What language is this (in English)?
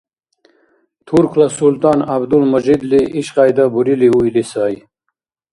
Dargwa